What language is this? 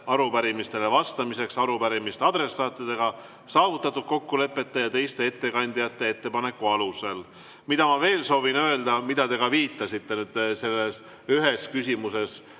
Estonian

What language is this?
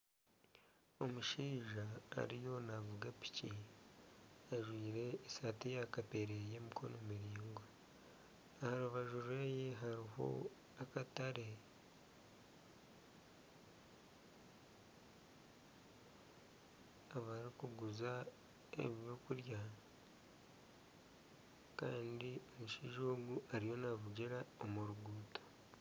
Nyankole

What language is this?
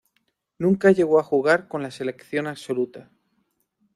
Spanish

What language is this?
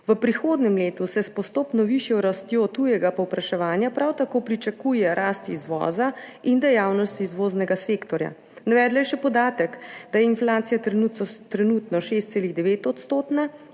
Slovenian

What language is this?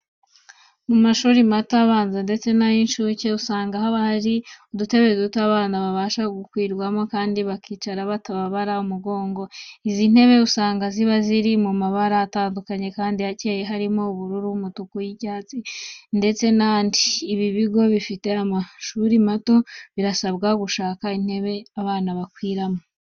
Kinyarwanda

